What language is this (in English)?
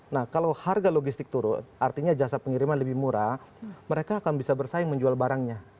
Indonesian